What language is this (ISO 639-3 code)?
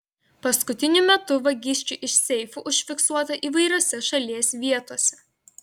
lit